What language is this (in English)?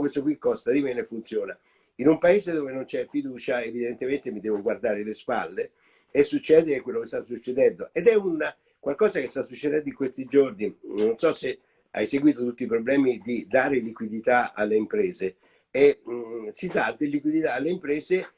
Italian